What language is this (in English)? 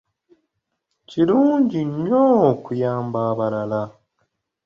Ganda